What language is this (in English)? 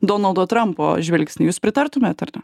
Lithuanian